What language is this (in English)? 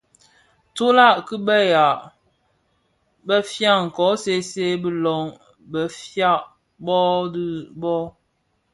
Bafia